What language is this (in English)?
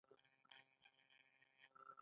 Pashto